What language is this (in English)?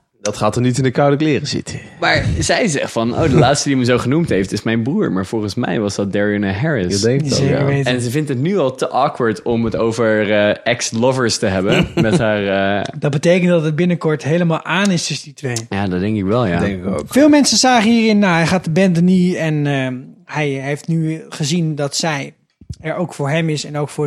Dutch